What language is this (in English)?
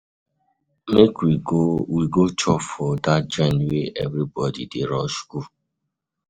Nigerian Pidgin